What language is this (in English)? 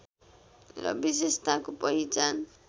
Nepali